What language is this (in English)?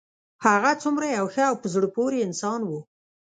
Pashto